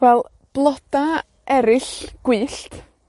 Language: Welsh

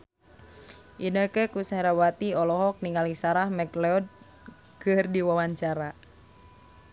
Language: Sundanese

